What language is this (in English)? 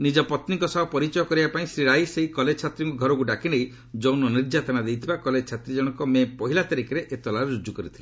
Odia